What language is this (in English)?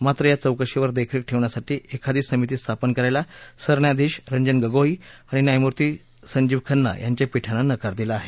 Marathi